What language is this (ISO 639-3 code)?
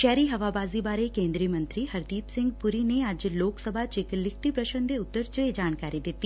pan